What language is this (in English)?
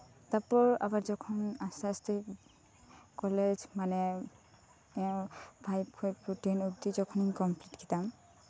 Santali